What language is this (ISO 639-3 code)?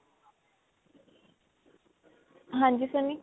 pan